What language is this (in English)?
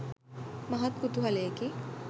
Sinhala